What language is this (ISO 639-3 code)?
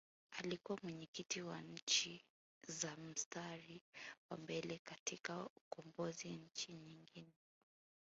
swa